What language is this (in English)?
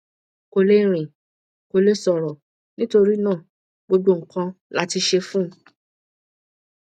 Yoruba